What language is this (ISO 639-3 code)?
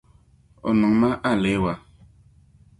dag